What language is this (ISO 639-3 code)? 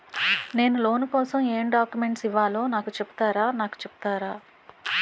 tel